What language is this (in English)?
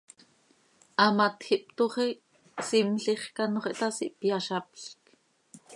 Seri